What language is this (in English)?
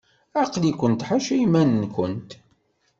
Kabyle